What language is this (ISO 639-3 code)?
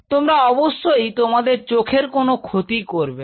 ben